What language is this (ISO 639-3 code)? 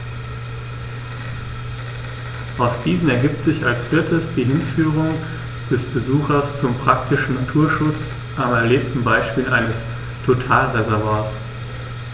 deu